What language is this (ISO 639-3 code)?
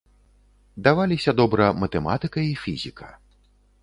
bel